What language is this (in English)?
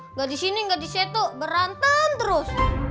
Indonesian